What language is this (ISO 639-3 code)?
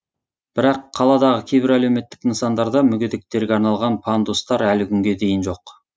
kaz